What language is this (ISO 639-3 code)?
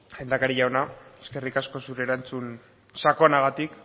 eus